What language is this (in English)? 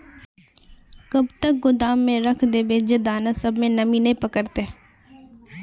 Magahi